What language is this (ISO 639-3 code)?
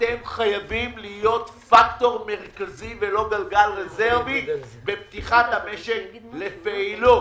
heb